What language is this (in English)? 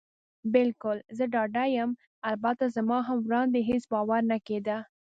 Pashto